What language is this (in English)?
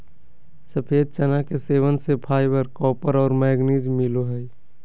Magahi